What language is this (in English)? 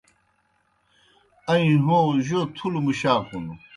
Kohistani Shina